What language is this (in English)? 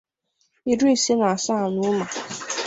Igbo